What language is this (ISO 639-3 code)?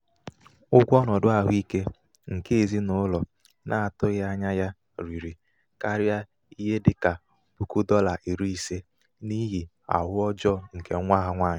ibo